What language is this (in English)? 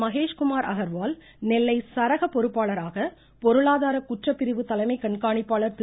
Tamil